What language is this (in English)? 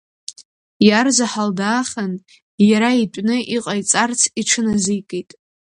Abkhazian